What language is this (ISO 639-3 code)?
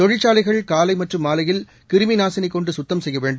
tam